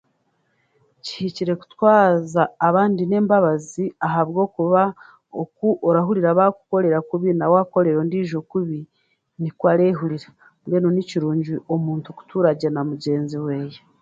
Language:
Chiga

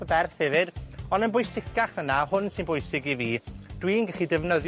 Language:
Welsh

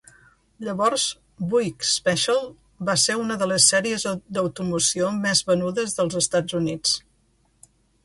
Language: Catalan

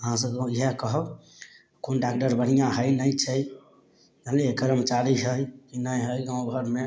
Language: Maithili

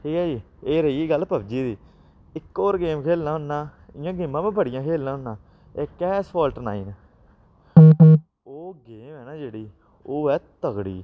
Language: Dogri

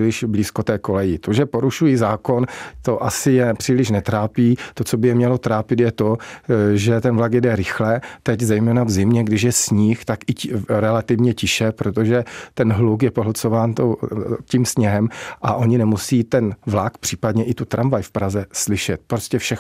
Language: Czech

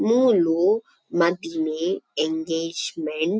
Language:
Tulu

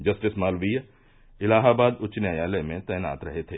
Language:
Hindi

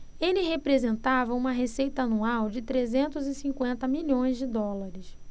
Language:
Portuguese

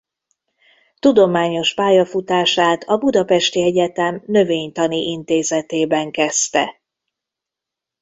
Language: Hungarian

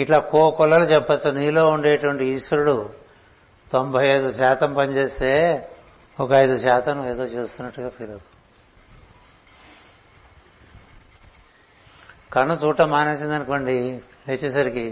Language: Telugu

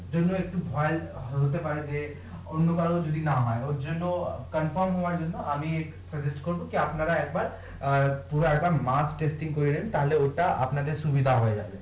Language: Bangla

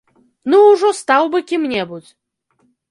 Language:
Belarusian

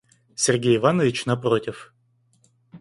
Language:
Russian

